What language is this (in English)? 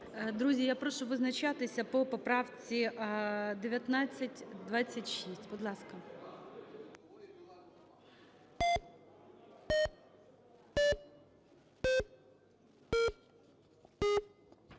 Ukrainian